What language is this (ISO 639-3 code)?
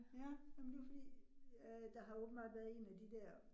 dan